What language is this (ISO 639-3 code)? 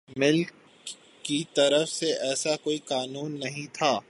urd